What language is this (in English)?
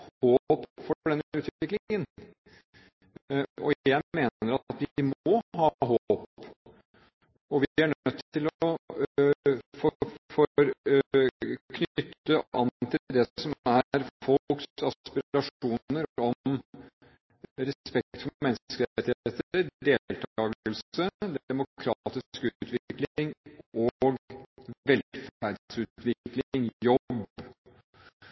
Norwegian Bokmål